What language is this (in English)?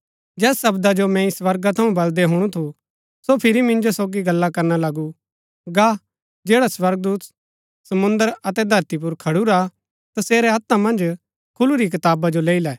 Gaddi